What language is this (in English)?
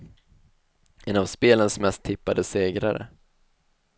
Swedish